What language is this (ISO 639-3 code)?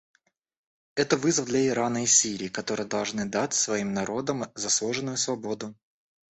rus